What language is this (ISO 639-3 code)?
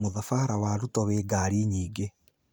kik